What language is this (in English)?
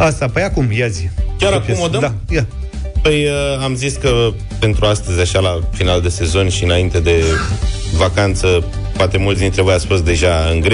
Romanian